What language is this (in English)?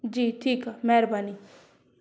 Sindhi